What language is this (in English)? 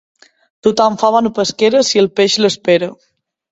Catalan